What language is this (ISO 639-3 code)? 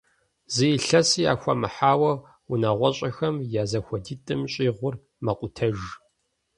kbd